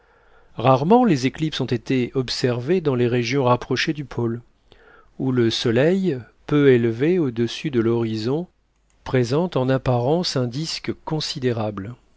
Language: French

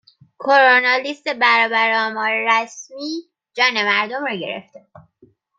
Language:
Persian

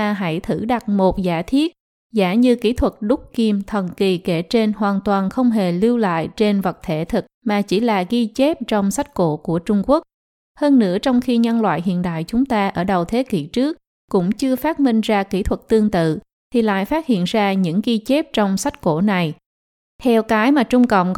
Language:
Vietnamese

